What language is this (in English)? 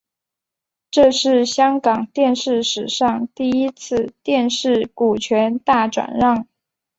Chinese